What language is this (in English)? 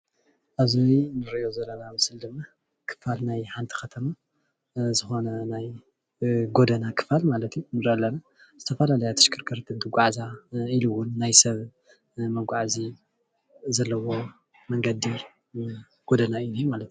Tigrinya